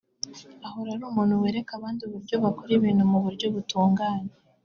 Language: Kinyarwanda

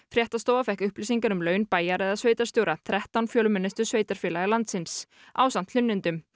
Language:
Icelandic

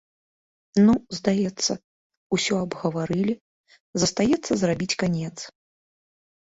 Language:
Belarusian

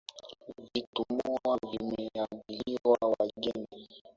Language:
Swahili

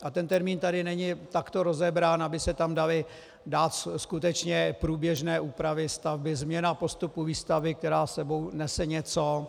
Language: Czech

